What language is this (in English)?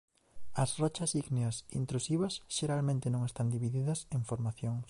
Galician